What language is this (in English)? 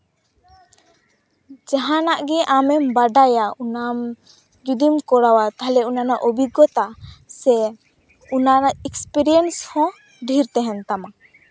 Santali